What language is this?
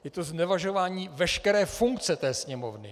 Czech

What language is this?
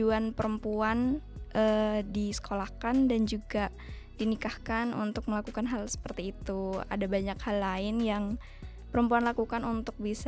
Indonesian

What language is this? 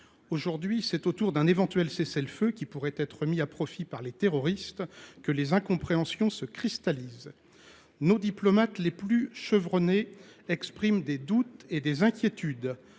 French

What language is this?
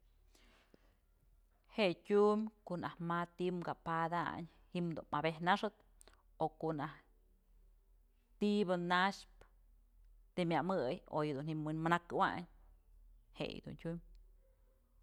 Mazatlán Mixe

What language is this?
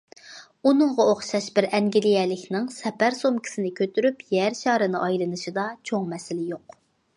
Uyghur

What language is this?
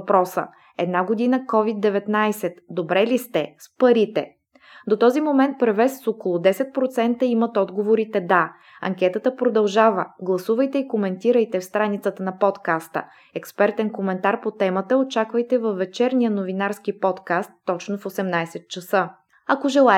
Bulgarian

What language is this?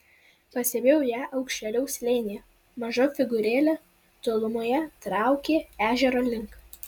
Lithuanian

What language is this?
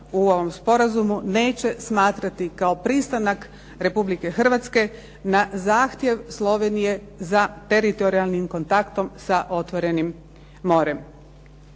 Croatian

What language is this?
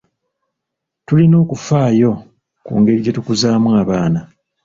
Ganda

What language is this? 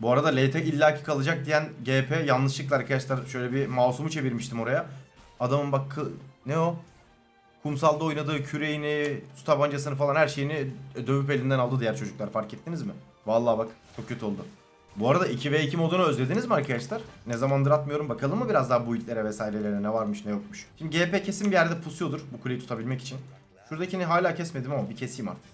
Turkish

